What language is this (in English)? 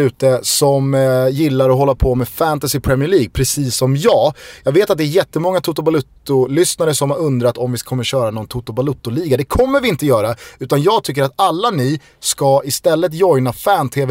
Swedish